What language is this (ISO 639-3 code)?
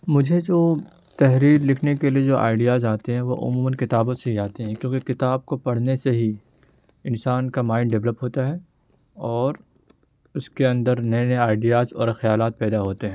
urd